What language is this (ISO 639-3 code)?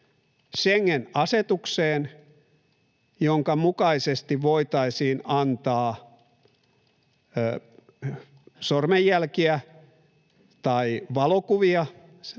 fin